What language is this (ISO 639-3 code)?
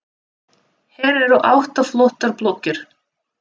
isl